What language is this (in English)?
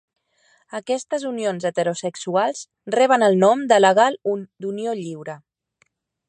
Catalan